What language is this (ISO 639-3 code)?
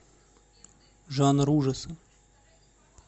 rus